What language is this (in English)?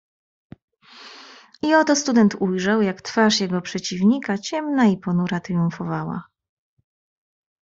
Polish